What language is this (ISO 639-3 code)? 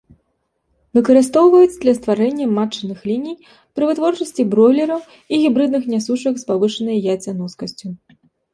bel